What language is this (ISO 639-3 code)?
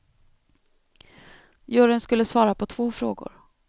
swe